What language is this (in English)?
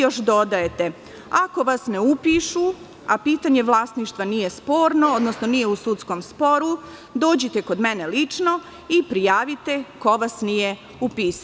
Serbian